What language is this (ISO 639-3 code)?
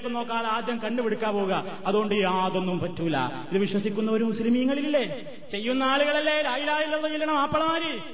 mal